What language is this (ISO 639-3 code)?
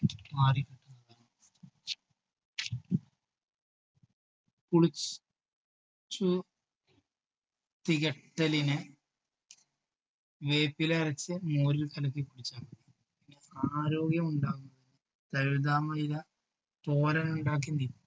mal